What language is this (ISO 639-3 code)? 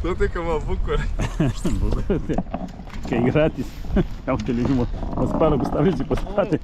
ron